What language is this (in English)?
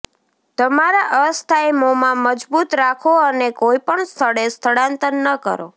Gujarati